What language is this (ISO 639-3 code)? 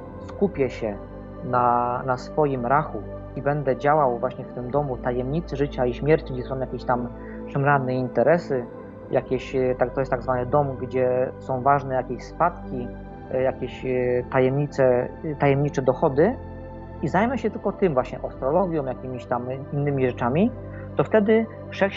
pol